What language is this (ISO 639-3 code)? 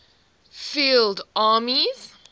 eng